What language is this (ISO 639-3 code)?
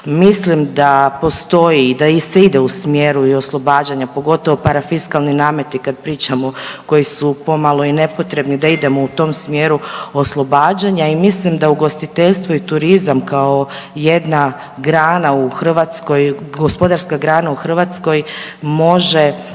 hrv